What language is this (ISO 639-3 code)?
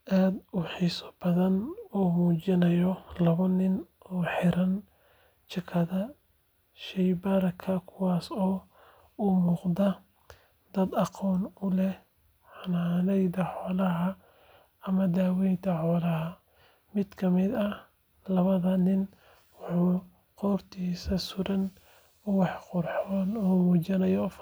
som